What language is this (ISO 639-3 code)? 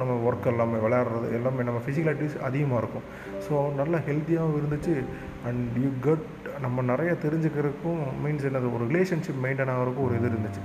tam